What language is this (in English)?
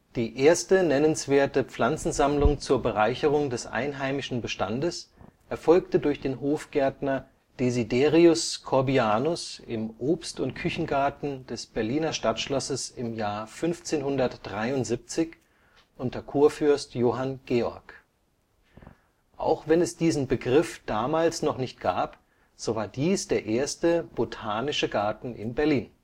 German